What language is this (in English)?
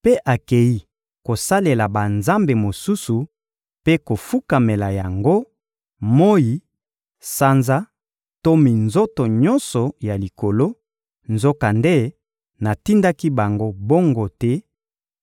Lingala